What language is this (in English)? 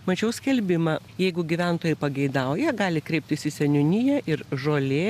Lithuanian